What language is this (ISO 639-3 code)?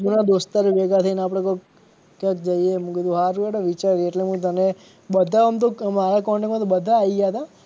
guj